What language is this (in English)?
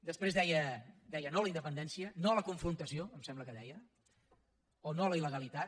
Catalan